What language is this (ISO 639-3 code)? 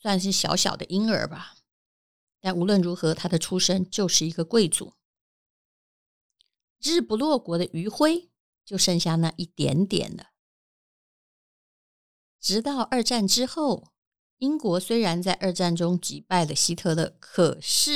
zho